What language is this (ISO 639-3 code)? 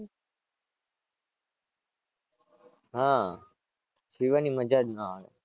guj